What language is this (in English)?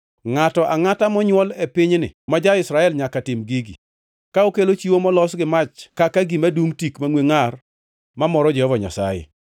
Luo (Kenya and Tanzania)